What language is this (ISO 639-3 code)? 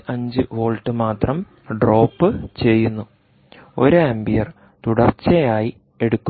mal